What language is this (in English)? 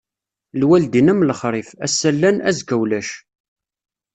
Kabyle